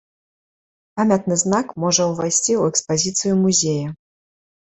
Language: Belarusian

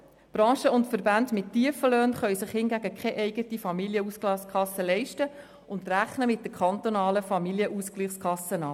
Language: Swiss German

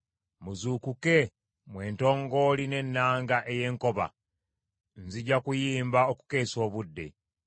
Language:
Ganda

